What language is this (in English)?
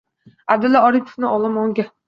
Uzbek